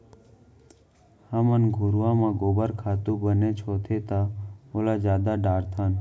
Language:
Chhattisgarhi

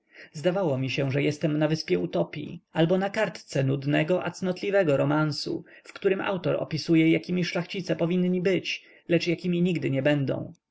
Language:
Polish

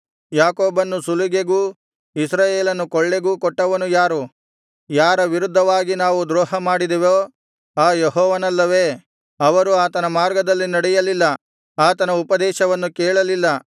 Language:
Kannada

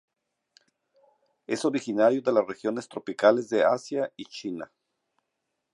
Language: Spanish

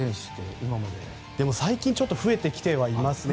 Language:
Japanese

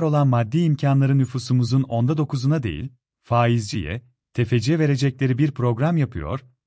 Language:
Turkish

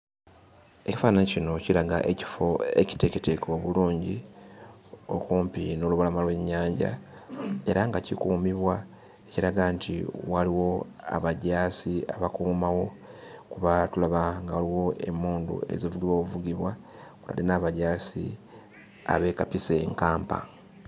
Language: Ganda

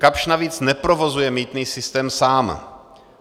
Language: Czech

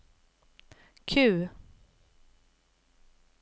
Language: Swedish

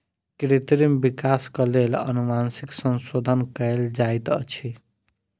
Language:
Maithili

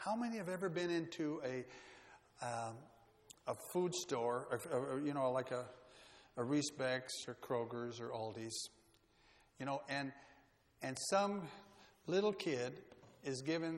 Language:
English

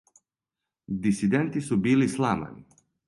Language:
Serbian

